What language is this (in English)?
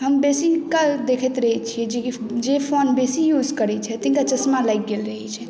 Maithili